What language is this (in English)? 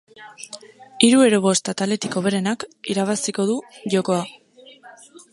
Basque